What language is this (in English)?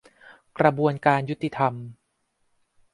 Thai